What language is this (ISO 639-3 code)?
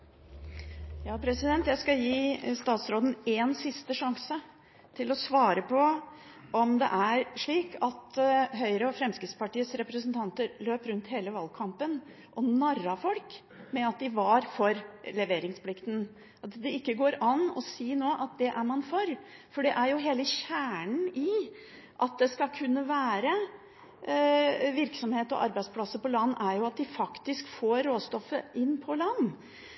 nor